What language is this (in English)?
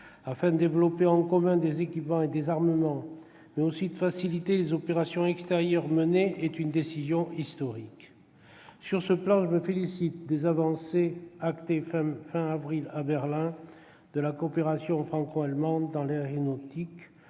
French